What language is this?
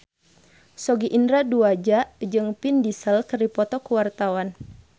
Sundanese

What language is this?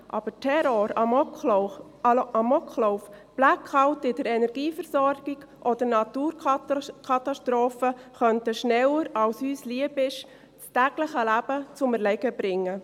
Swiss German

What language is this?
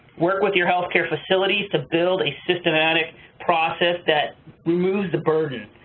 English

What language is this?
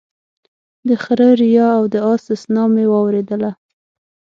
Pashto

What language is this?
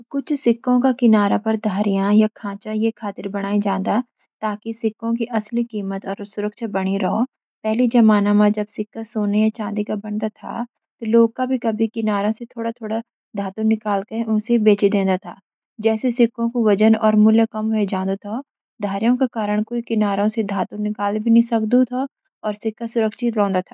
Garhwali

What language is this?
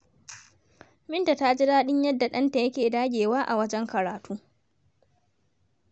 Hausa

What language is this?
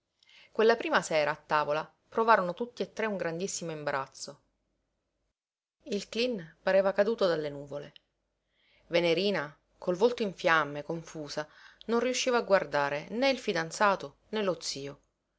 Italian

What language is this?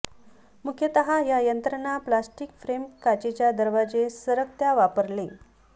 Marathi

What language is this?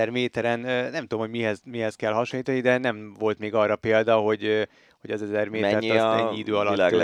Hungarian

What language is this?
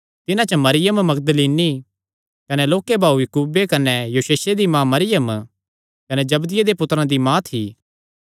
Kangri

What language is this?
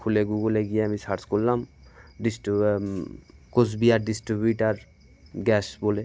Bangla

